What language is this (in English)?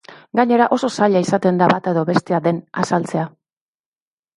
Basque